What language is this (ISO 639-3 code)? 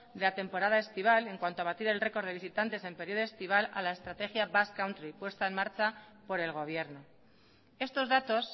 spa